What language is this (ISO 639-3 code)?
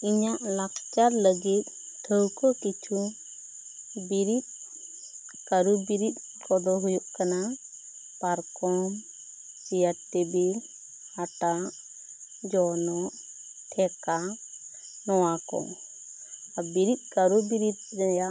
sat